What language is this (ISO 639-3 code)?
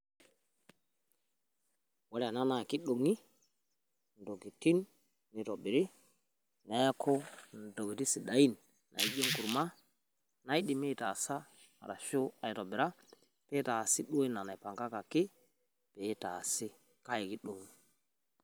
mas